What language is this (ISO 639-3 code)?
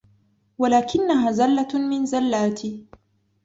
ara